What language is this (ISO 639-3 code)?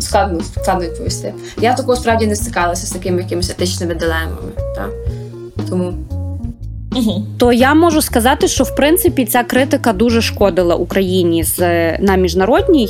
ukr